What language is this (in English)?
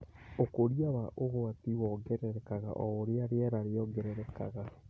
Kikuyu